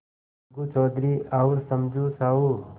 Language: Hindi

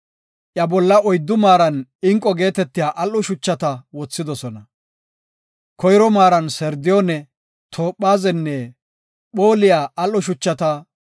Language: Gofa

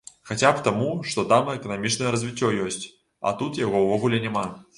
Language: Belarusian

